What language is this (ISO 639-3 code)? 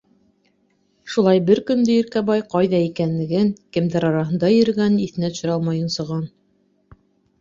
bak